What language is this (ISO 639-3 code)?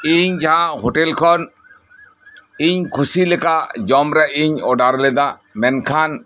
sat